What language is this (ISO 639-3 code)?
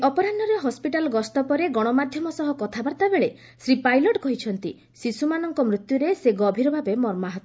ori